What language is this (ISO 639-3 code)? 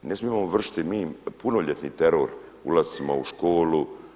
hrv